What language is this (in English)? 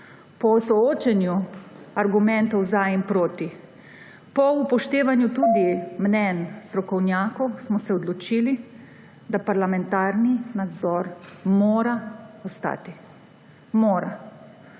Slovenian